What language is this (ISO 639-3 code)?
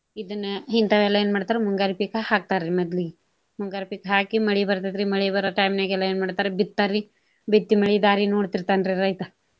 kan